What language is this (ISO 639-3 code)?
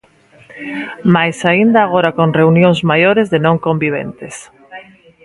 glg